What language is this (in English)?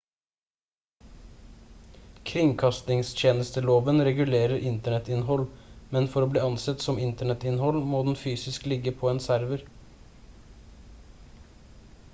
Norwegian Bokmål